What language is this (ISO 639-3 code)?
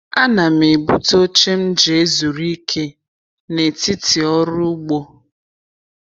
ibo